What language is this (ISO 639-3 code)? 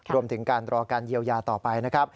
tha